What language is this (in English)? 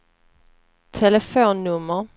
Swedish